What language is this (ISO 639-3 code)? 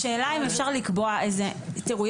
heb